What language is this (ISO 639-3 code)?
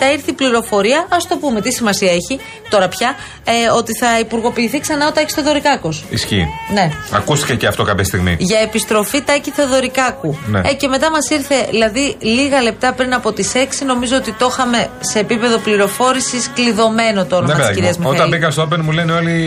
ell